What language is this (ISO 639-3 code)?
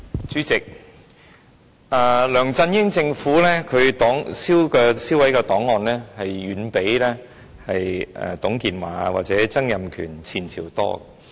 yue